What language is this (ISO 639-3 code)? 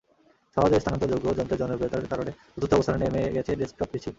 ben